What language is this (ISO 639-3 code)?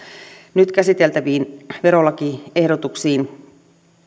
fin